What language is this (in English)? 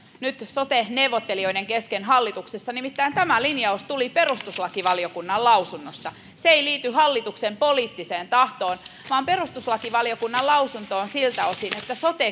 Finnish